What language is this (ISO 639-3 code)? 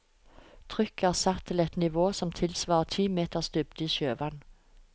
nor